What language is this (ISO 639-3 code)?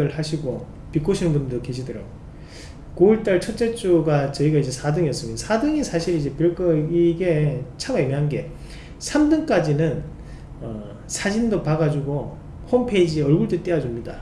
kor